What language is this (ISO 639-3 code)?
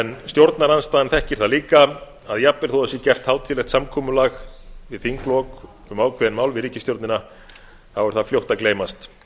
isl